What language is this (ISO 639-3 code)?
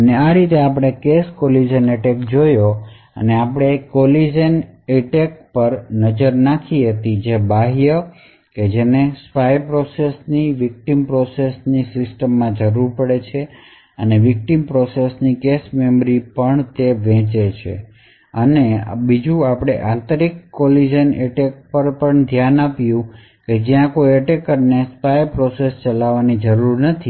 guj